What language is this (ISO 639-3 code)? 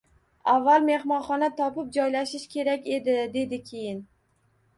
uzb